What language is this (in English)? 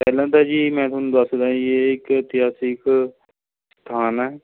Punjabi